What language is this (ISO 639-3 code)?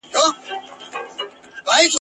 pus